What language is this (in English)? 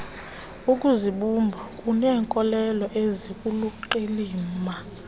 Xhosa